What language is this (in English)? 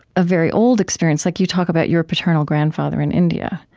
English